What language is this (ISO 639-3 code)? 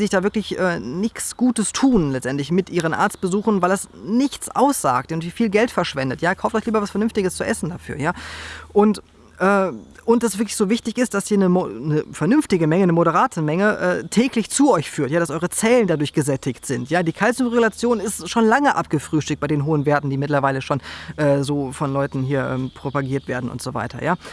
deu